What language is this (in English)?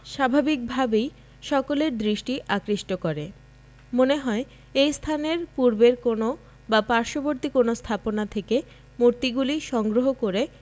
Bangla